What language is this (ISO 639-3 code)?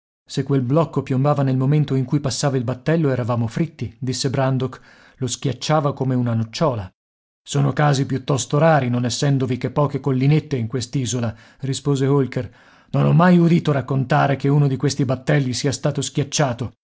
ita